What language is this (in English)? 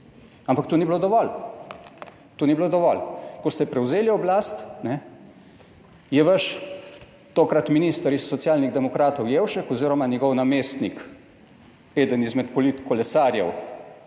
Slovenian